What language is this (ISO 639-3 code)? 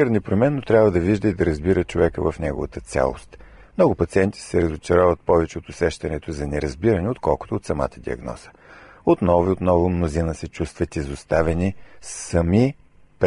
bul